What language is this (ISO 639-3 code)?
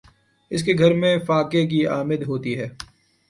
urd